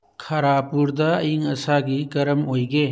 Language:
Manipuri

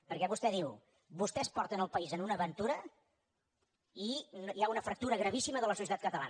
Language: Catalan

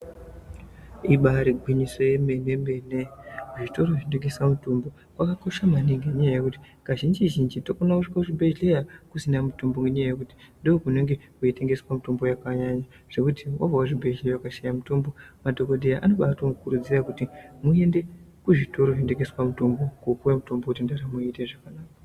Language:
Ndau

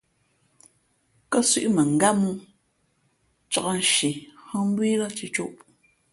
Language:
Fe'fe'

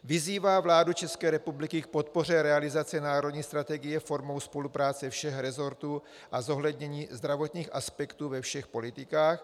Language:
Czech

